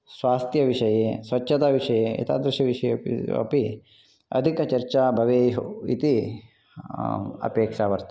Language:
Sanskrit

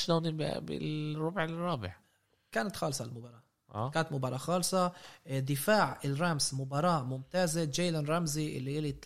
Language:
Arabic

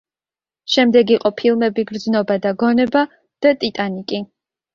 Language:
Georgian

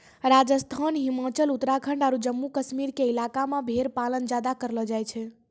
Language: Maithili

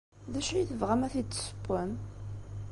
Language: Kabyle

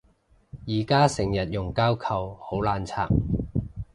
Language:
Cantonese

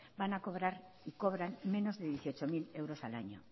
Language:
Spanish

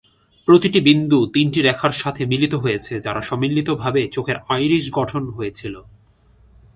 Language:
Bangla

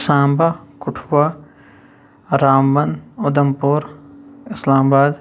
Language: Kashmiri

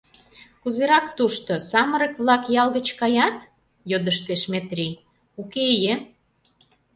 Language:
Mari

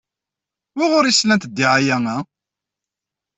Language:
Kabyle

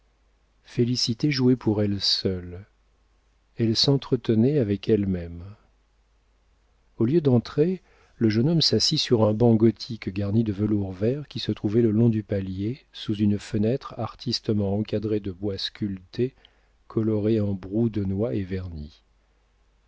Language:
French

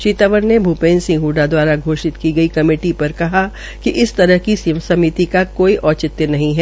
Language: Hindi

